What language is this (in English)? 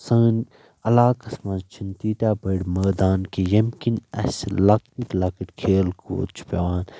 Kashmiri